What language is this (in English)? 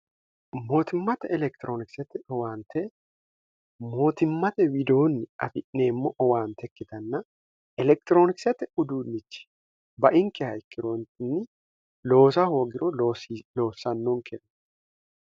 Sidamo